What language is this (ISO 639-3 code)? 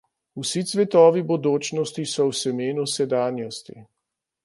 slv